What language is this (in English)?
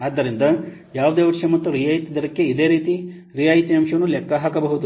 Kannada